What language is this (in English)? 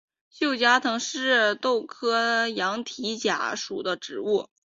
Chinese